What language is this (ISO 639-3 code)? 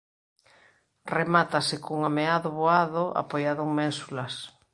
glg